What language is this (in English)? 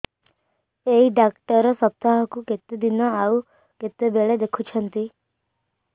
Odia